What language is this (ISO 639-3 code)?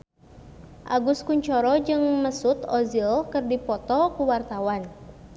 sun